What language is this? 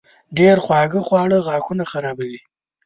Pashto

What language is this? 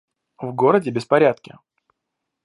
Russian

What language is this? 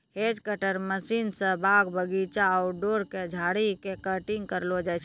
Maithili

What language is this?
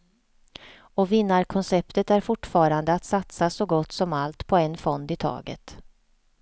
Swedish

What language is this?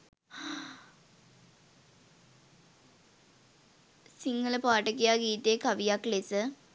Sinhala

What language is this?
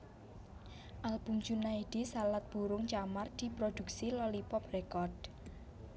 Javanese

